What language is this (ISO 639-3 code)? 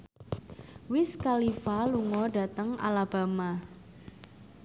jav